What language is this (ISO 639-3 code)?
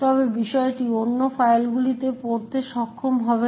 ben